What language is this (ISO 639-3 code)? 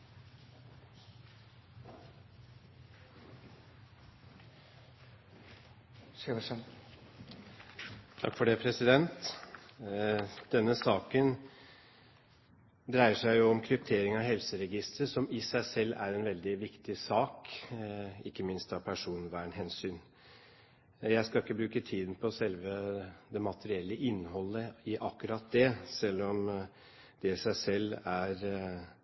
nob